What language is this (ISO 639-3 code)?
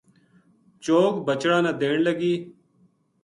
gju